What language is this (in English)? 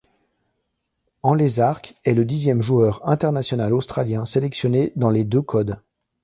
French